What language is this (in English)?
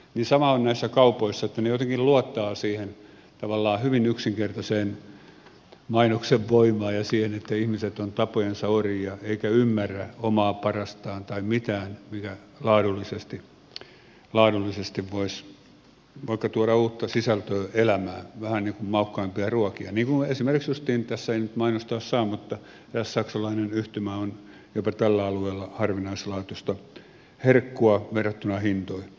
Finnish